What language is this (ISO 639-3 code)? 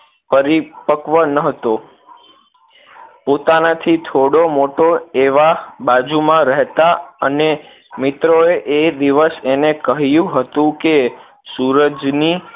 guj